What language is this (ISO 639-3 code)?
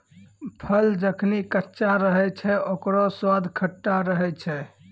mai